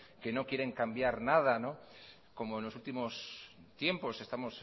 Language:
Spanish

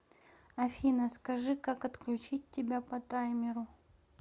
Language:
Russian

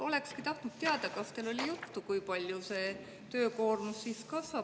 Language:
Estonian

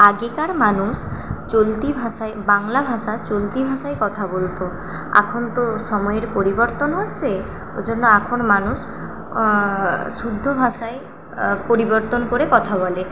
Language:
Bangla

